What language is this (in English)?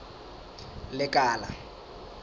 Southern Sotho